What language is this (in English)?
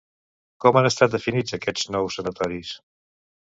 Catalan